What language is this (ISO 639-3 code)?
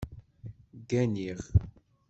kab